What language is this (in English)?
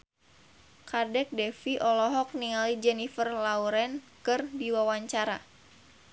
Sundanese